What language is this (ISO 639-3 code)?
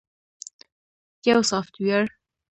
pus